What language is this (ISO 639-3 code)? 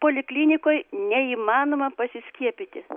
lit